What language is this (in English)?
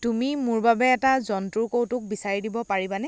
Assamese